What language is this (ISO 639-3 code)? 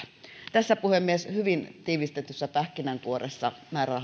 fin